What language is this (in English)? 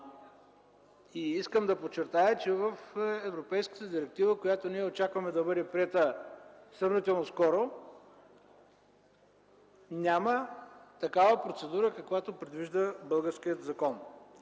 Bulgarian